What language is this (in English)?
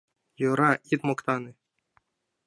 Mari